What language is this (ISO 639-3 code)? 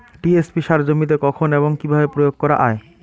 ben